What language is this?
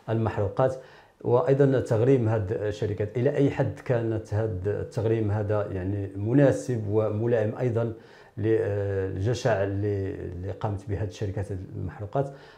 Arabic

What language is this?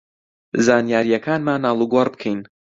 Central Kurdish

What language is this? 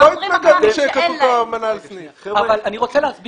Hebrew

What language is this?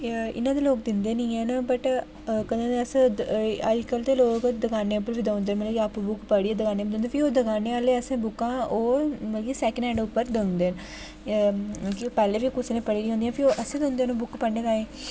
Dogri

